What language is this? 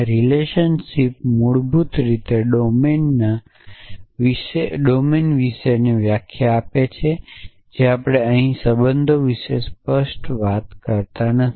Gujarati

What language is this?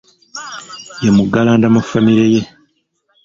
Ganda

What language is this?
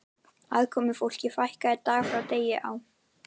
Icelandic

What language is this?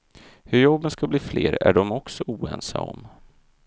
Swedish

